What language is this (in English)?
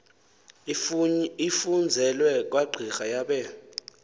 Xhosa